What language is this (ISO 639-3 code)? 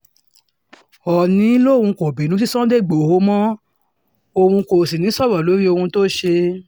yor